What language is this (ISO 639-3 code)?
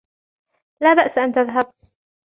ara